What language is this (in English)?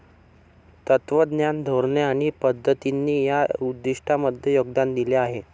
Marathi